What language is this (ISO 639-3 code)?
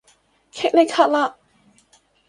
yue